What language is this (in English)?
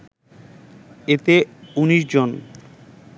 Bangla